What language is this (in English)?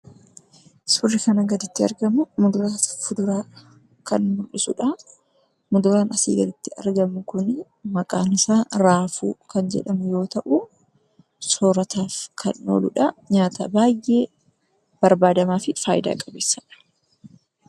Oromo